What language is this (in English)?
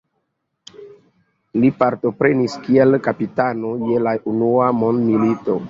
Esperanto